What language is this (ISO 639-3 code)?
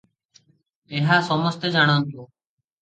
ori